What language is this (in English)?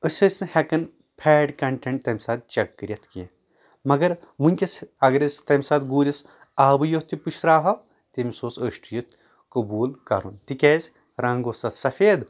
Kashmiri